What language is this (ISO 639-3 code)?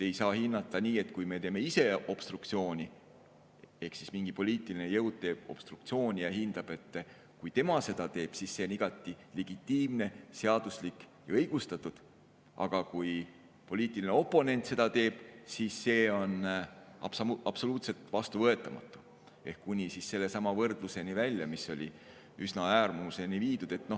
est